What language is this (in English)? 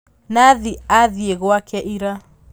Kikuyu